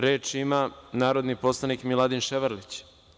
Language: Serbian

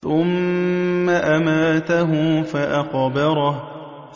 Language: Arabic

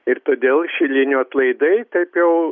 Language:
Lithuanian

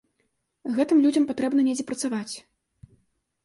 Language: Belarusian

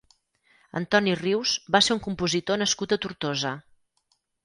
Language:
Catalan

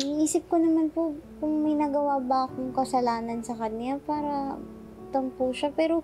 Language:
Filipino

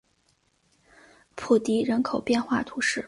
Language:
Chinese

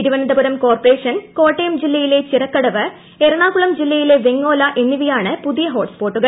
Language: Malayalam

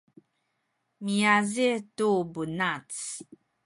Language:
Sakizaya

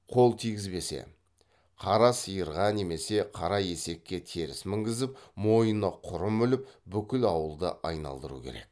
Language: Kazakh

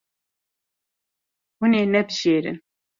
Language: Kurdish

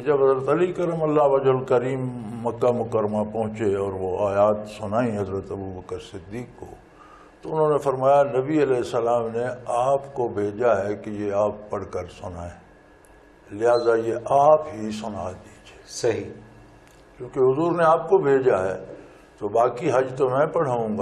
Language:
Punjabi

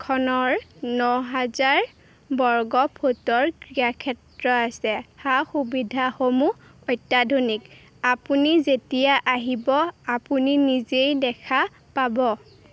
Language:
Assamese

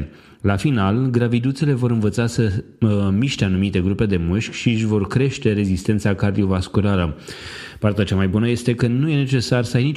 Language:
Romanian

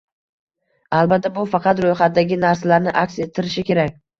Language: Uzbek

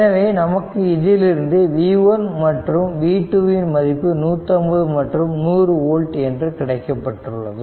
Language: Tamil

